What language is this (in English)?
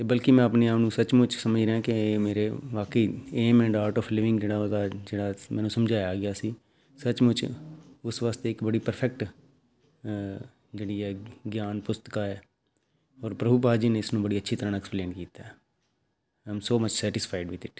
Punjabi